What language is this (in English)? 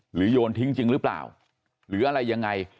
Thai